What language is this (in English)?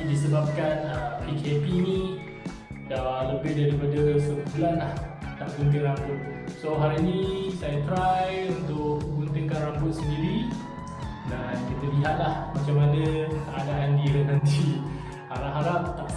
Malay